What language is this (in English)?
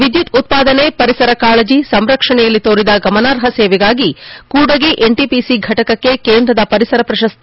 Kannada